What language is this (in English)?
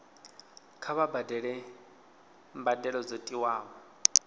Venda